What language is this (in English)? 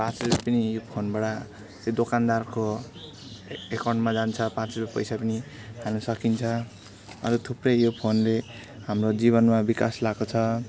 Nepali